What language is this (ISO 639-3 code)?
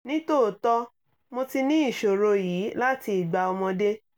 yor